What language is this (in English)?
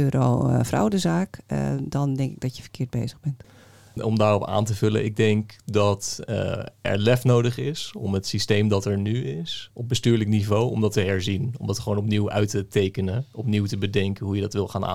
Dutch